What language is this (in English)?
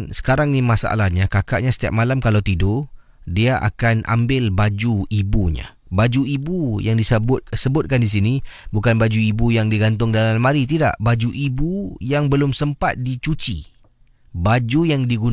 Malay